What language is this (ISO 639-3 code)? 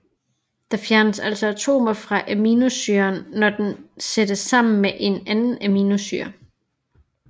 dan